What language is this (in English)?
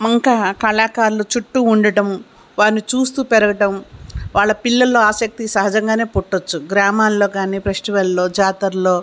Telugu